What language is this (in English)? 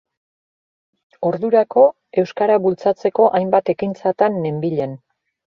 Basque